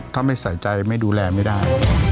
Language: Thai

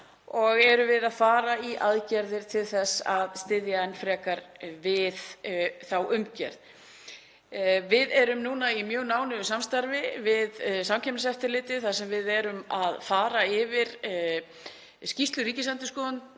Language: Icelandic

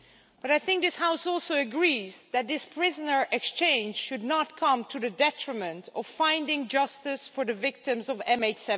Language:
English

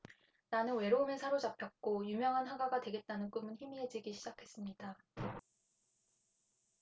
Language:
Korean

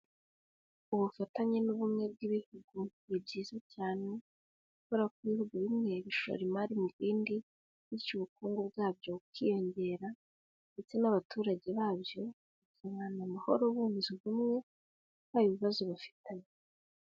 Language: Kinyarwanda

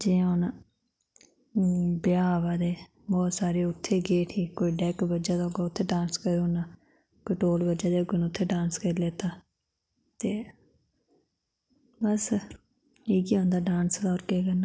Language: Dogri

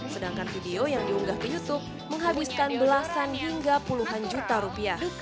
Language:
Indonesian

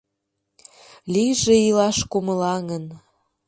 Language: Mari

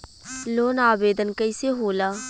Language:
Bhojpuri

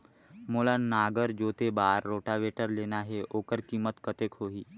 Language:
Chhattisgarhi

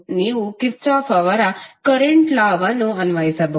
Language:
Kannada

